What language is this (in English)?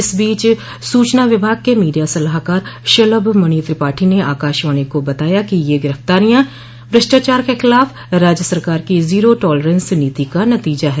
Hindi